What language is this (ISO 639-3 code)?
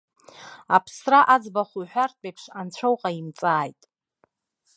abk